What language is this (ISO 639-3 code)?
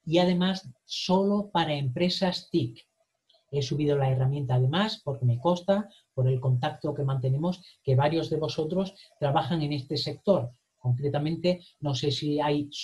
spa